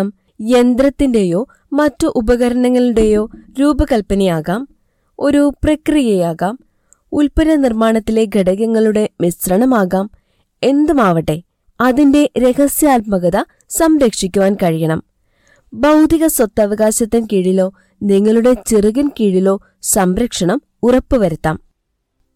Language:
Malayalam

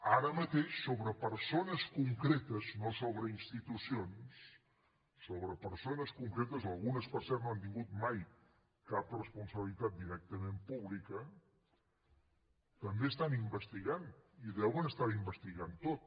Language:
Catalan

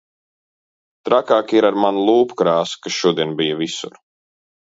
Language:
Latvian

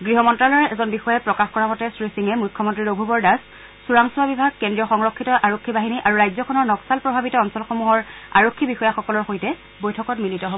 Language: Assamese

